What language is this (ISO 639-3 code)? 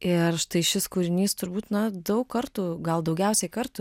lit